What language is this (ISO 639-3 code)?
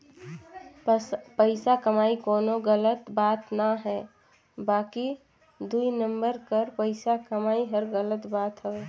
hne